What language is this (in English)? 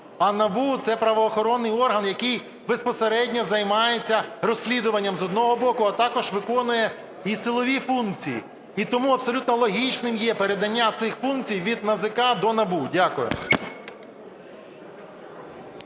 Ukrainian